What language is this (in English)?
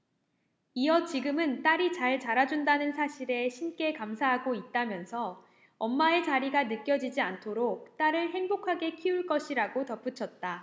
Korean